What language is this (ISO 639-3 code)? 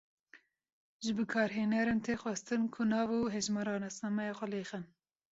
kur